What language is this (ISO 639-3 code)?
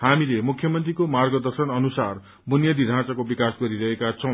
nep